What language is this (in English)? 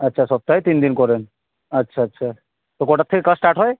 Bangla